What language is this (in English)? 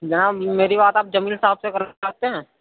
Urdu